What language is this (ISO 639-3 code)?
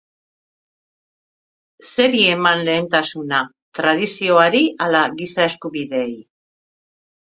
eus